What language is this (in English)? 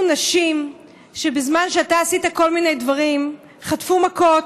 Hebrew